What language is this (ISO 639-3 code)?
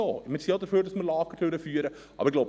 gsw